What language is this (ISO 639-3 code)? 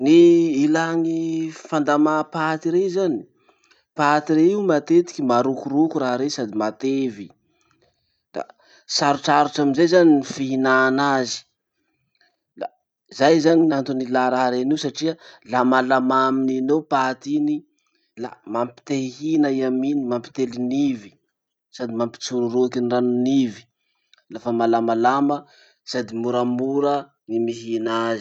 msh